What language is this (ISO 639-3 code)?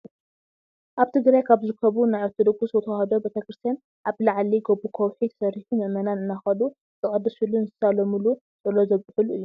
tir